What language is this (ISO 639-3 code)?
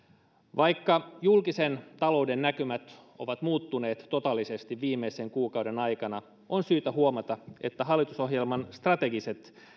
fin